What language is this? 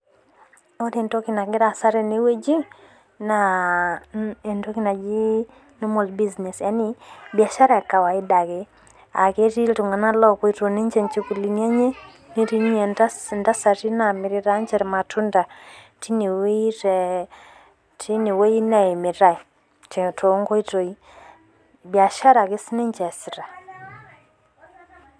Masai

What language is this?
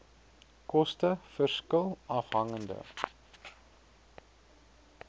Afrikaans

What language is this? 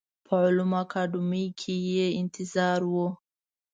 Pashto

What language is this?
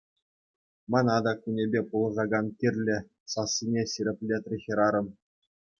Chuvash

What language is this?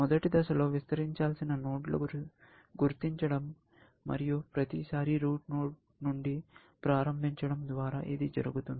Telugu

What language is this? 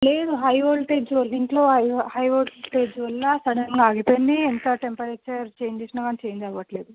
Telugu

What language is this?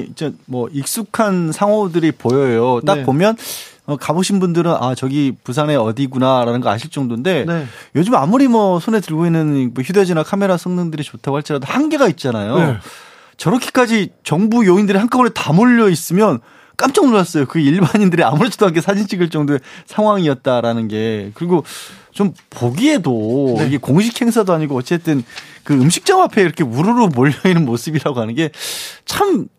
Korean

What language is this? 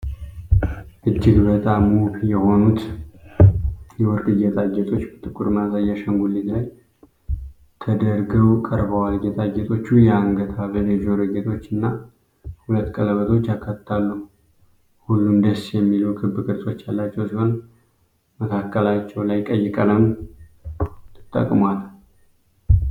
Amharic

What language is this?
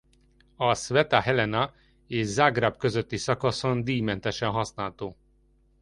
Hungarian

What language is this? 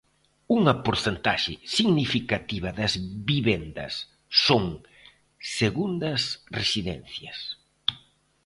Galician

